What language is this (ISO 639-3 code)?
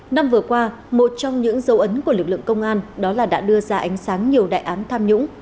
vie